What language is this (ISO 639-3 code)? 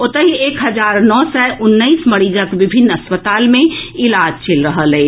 mai